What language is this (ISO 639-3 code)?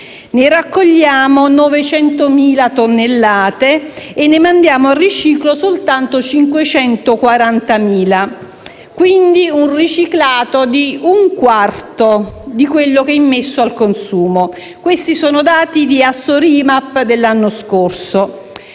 ita